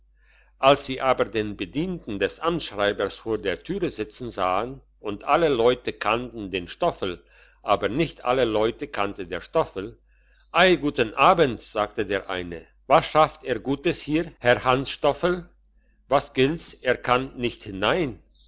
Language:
German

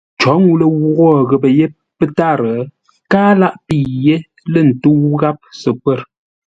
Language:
Ngombale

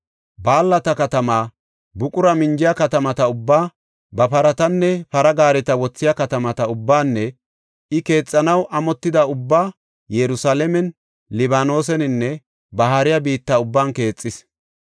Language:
Gofa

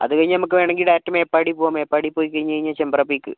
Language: Malayalam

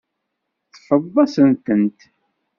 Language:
Kabyle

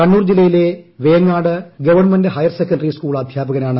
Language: Malayalam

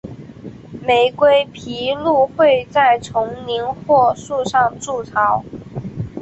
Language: Chinese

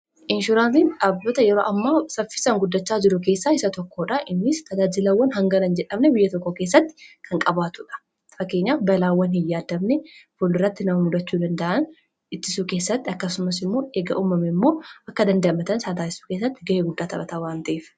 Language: Oromo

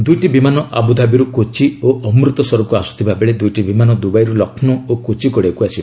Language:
Odia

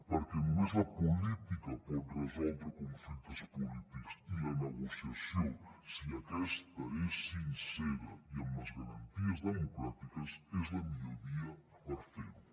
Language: Catalan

